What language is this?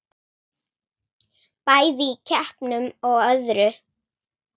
Icelandic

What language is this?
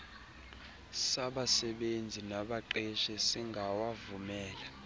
Xhosa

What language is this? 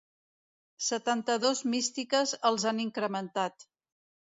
Catalan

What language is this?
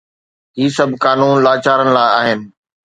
Sindhi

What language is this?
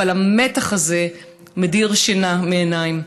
Hebrew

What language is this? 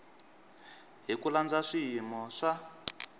Tsonga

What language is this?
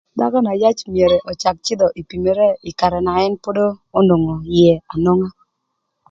Thur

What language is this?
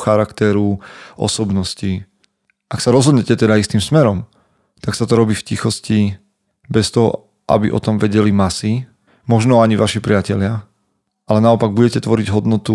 Slovak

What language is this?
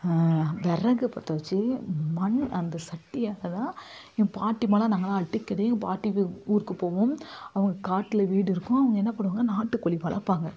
Tamil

